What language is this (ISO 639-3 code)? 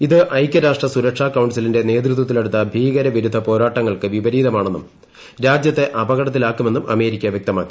mal